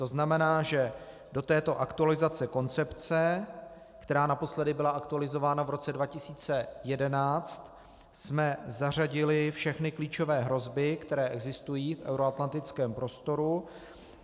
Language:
Czech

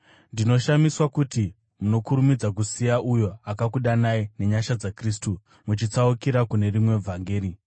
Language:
Shona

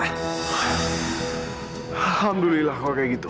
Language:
Indonesian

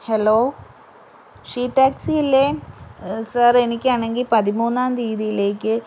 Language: Malayalam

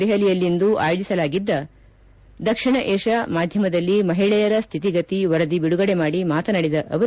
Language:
Kannada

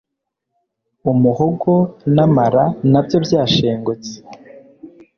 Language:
Kinyarwanda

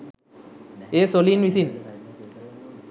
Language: Sinhala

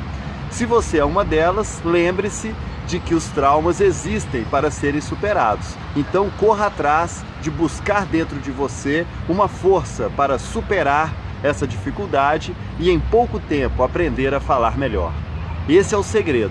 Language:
Portuguese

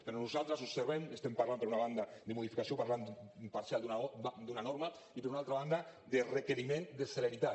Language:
Catalan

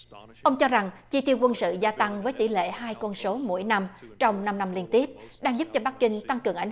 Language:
Vietnamese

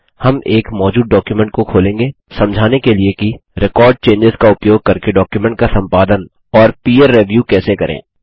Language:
Hindi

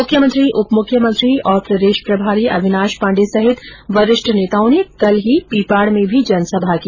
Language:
Hindi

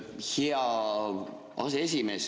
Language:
Estonian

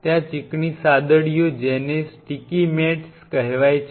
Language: Gujarati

